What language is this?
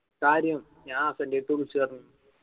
Malayalam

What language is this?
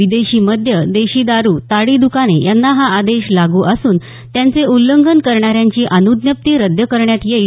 Marathi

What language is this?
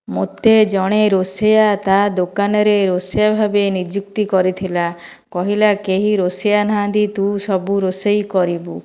Odia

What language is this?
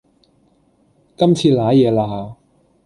Cantonese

